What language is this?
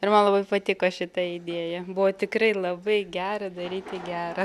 Lithuanian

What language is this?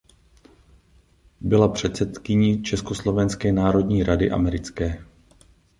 Czech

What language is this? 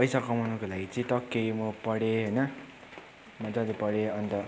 Nepali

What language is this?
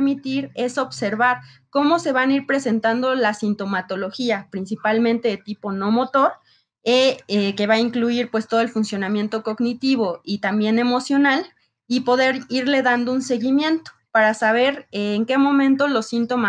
Spanish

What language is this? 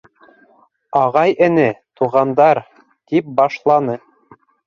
Bashkir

